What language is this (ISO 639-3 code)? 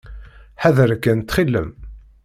kab